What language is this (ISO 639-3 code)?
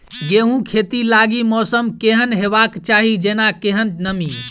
mai